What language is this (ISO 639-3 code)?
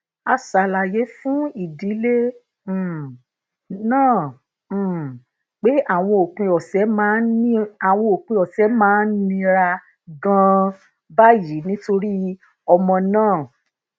yor